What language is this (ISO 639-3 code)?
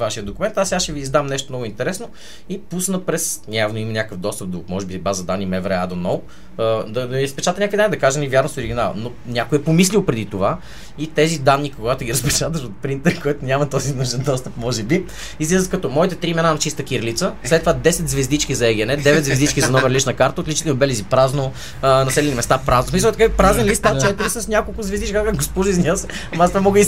bul